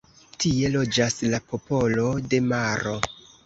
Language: Esperanto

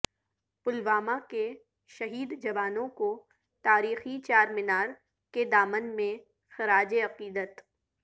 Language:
Urdu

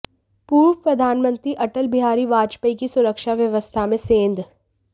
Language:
Hindi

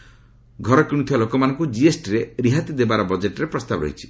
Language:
Odia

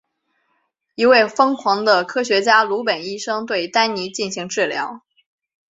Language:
Chinese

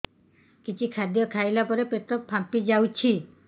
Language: Odia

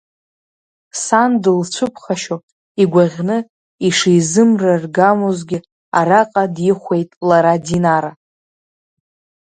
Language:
Abkhazian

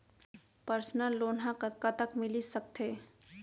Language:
Chhattisgarhi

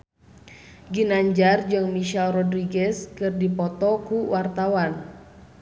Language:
Sundanese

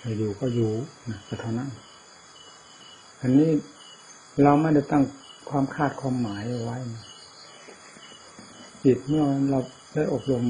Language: Thai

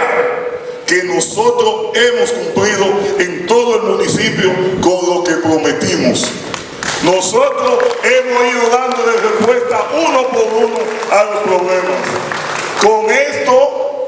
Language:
Spanish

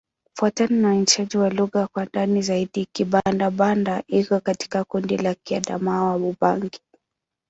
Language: Swahili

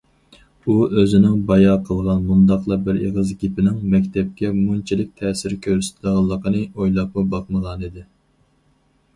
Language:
Uyghur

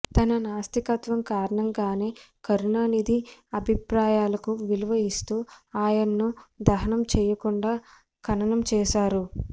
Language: Telugu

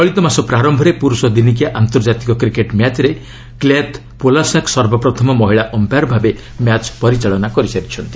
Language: Odia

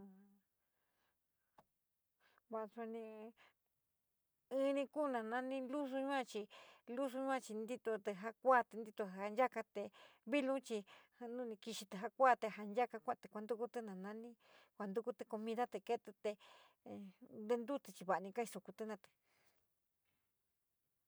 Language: San Miguel El Grande Mixtec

